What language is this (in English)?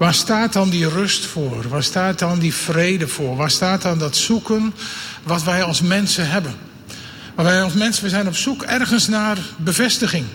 Dutch